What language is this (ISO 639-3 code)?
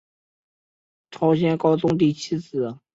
zho